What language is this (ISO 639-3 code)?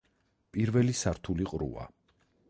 kat